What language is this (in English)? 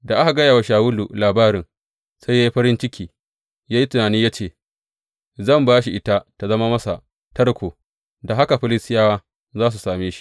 Hausa